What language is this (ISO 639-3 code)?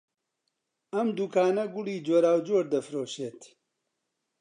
ckb